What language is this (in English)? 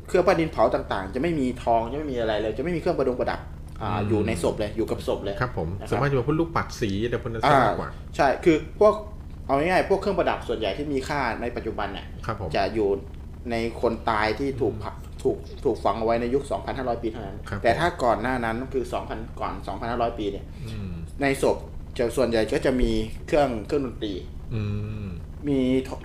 Thai